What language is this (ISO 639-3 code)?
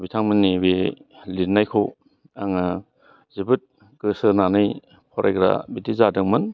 brx